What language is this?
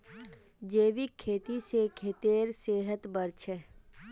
Magahi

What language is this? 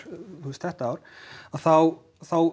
Icelandic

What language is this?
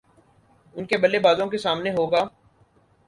Urdu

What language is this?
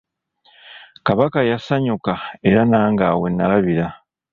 Ganda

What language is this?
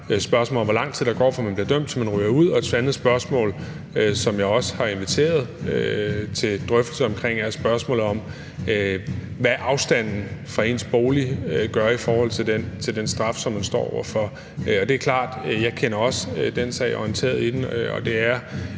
Danish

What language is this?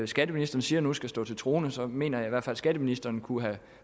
Danish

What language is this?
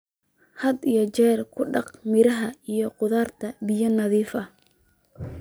Somali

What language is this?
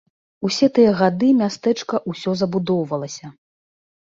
Belarusian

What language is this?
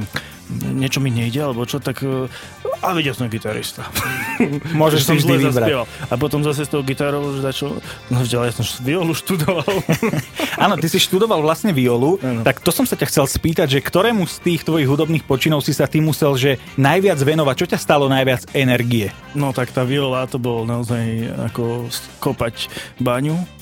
Slovak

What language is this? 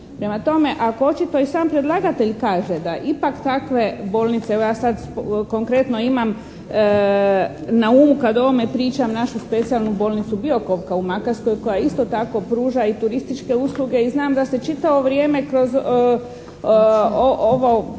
Croatian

